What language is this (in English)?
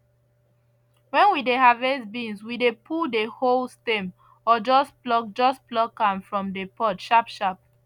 Nigerian Pidgin